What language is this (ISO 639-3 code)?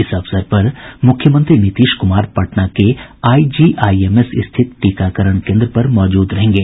hin